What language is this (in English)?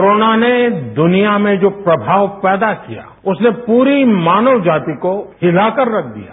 Hindi